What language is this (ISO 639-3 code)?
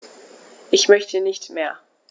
deu